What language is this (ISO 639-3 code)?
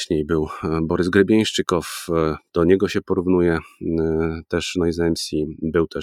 pol